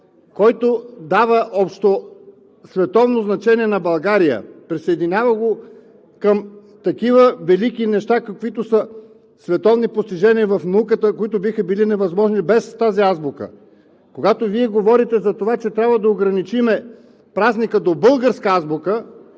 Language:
Bulgarian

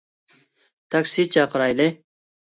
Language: Uyghur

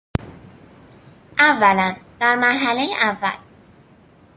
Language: Persian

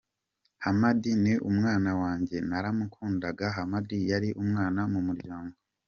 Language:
Kinyarwanda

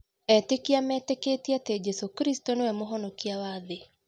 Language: Kikuyu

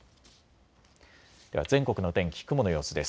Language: Japanese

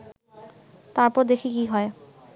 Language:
Bangla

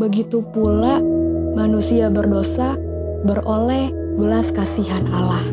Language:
Indonesian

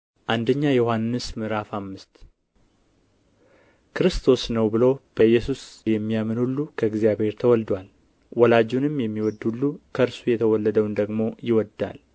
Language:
Amharic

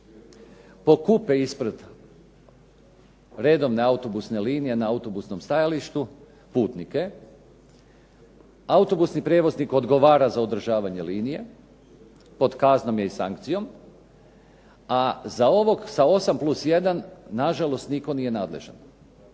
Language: Croatian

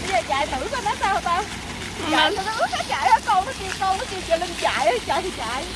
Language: Vietnamese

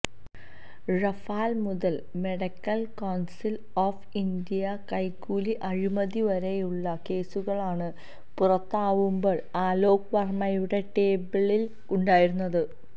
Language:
Malayalam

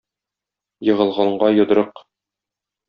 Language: Tatar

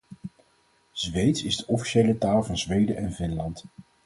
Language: Dutch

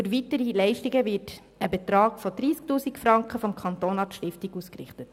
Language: Swiss German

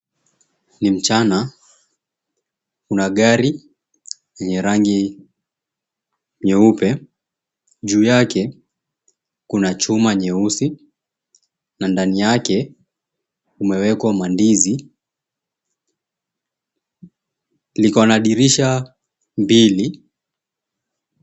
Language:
Swahili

